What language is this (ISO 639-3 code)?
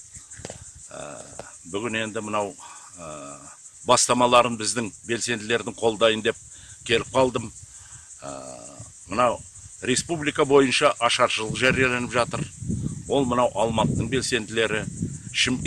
kaz